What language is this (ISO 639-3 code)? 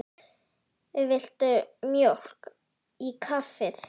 isl